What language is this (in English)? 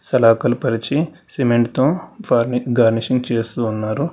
Telugu